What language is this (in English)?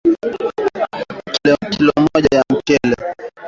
Swahili